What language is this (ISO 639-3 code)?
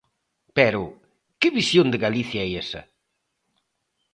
glg